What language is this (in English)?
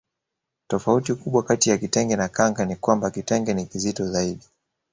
Swahili